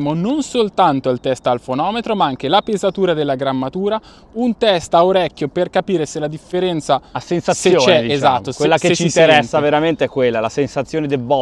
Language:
Italian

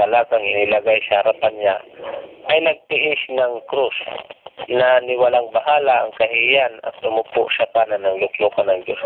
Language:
Filipino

